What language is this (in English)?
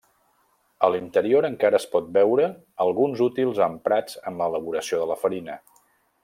Catalan